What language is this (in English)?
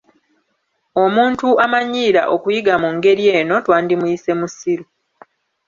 Ganda